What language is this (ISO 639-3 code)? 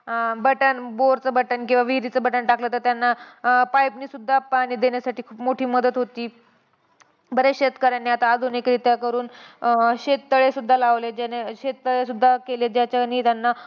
mar